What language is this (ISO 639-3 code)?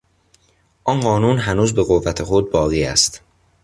fas